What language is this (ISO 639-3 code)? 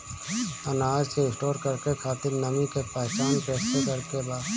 bho